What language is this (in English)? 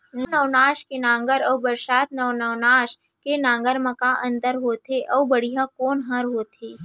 Chhattisgarhi